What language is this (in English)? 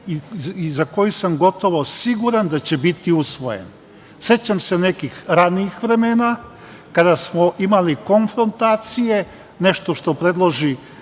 Serbian